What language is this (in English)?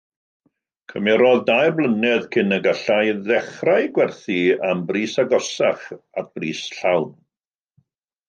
Welsh